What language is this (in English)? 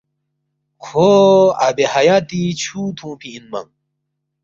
Balti